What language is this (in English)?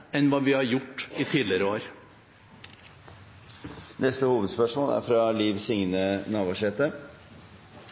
Norwegian